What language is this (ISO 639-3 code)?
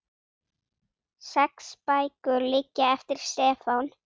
isl